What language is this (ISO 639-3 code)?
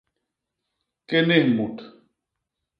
bas